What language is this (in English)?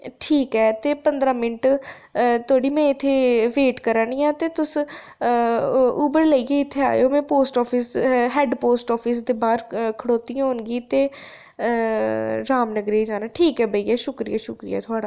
Dogri